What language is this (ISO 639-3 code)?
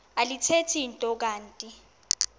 xho